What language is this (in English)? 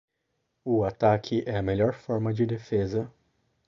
Portuguese